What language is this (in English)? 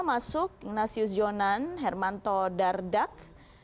Indonesian